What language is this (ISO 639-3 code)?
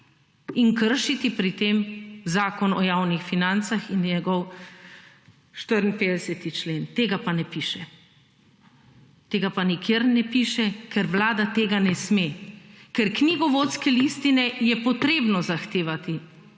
slv